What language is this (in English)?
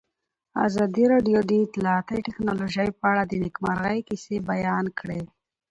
Pashto